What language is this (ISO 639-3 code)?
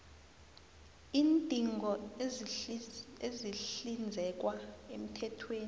nbl